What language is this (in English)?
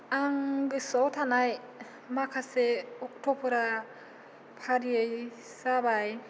Bodo